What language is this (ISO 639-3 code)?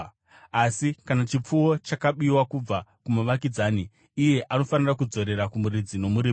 sna